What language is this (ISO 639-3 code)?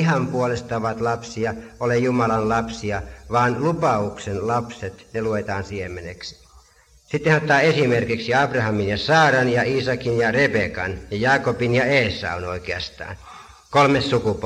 fin